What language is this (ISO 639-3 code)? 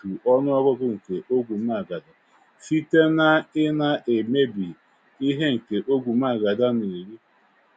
ibo